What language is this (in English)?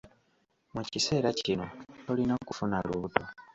Ganda